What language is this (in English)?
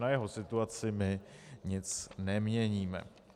Czech